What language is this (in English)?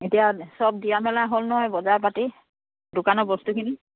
Assamese